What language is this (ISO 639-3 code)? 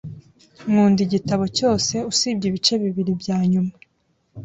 kin